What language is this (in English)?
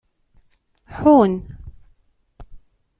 Kabyle